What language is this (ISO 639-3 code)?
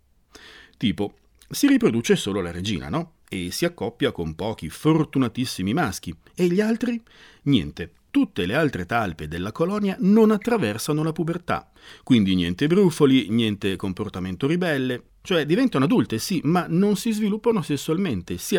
ita